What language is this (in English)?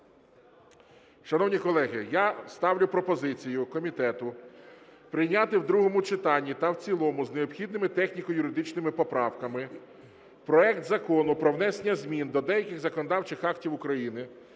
Ukrainian